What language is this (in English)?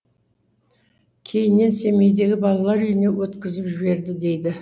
Kazakh